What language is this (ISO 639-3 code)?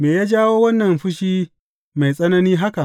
hau